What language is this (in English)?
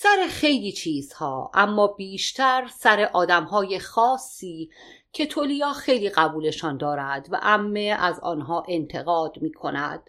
Persian